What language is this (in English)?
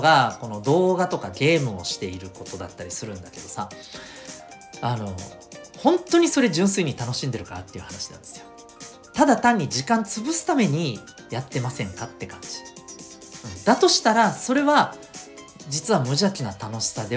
Japanese